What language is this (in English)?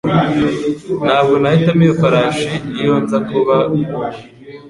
Kinyarwanda